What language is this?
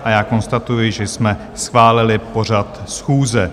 Czech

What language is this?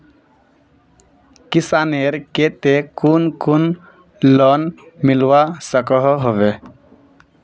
Magahi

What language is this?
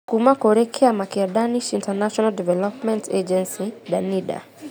Kikuyu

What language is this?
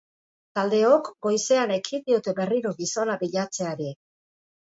Basque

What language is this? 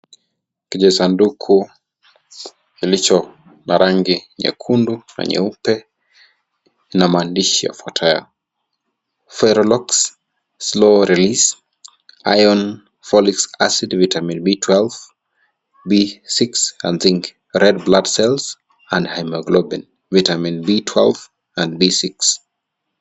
Swahili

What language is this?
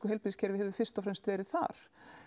Icelandic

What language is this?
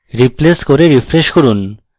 Bangla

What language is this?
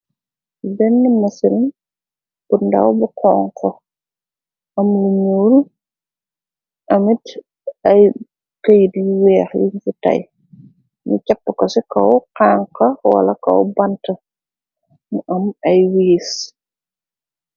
Wolof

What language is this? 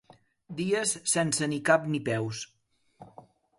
Catalan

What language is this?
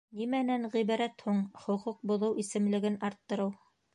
Bashkir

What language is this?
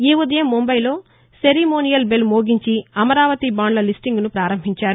Telugu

